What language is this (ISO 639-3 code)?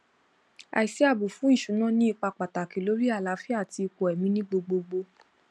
yor